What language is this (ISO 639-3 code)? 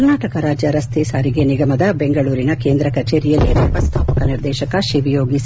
kan